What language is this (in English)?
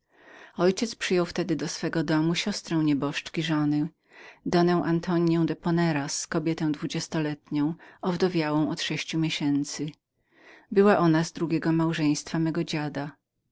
Polish